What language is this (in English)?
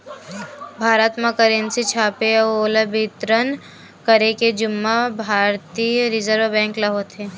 Chhattisgarhi